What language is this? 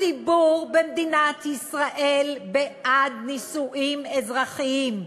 Hebrew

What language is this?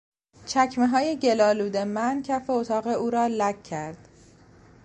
Persian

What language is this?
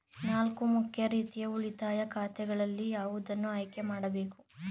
Kannada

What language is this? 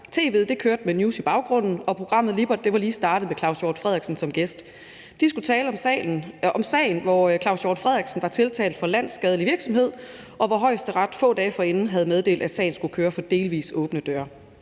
Danish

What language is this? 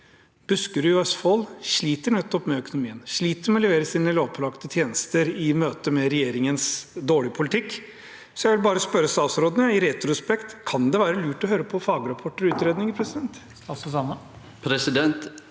Norwegian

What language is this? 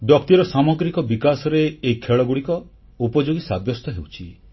Odia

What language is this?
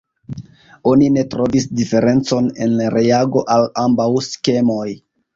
Esperanto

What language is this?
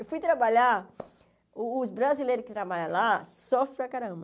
Portuguese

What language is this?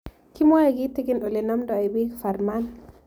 Kalenjin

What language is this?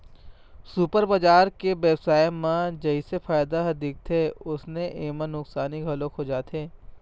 Chhattisgarhi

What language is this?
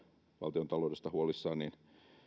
Finnish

